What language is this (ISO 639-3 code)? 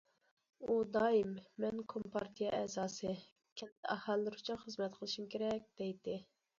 uig